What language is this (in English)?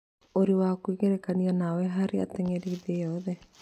Kikuyu